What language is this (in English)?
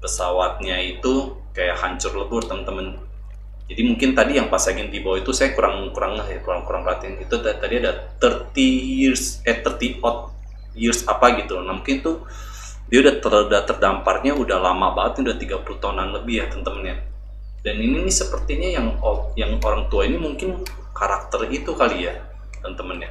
Indonesian